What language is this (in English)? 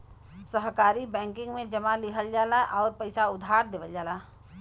Bhojpuri